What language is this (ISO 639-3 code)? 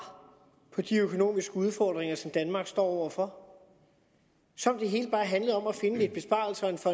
dan